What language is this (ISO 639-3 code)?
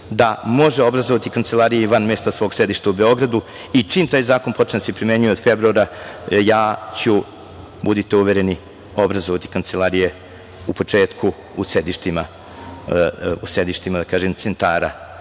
srp